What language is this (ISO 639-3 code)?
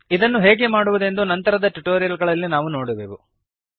kan